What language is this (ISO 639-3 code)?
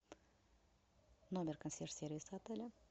rus